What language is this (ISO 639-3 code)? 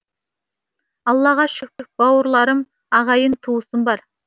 kaz